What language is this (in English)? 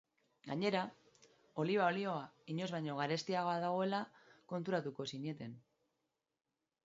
Basque